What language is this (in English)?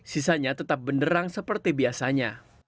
Indonesian